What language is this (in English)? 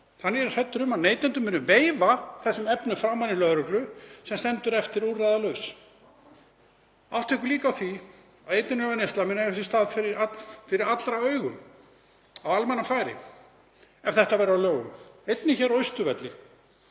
Icelandic